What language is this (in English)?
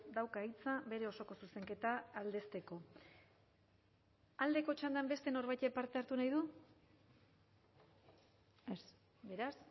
Basque